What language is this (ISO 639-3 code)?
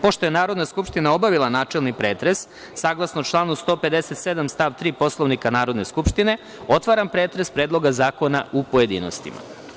srp